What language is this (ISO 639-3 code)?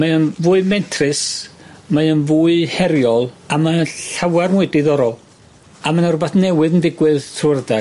cym